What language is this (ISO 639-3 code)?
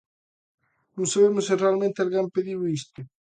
glg